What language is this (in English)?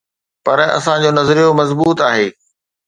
Sindhi